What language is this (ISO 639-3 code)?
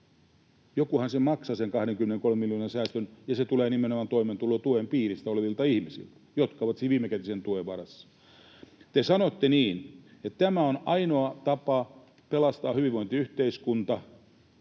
fin